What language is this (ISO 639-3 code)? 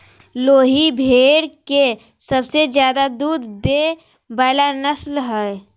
mag